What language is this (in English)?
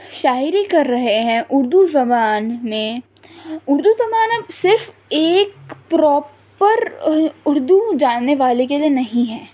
Urdu